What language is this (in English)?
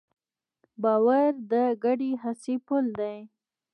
Pashto